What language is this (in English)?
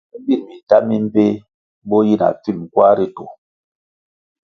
Kwasio